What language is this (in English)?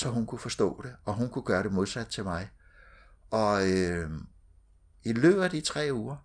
Danish